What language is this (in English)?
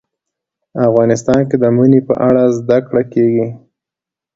Pashto